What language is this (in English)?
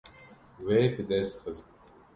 Kurdish